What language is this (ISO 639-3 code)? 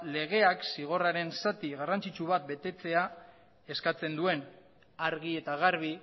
eus